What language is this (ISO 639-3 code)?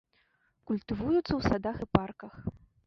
bel